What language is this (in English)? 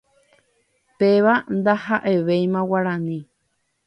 Guarani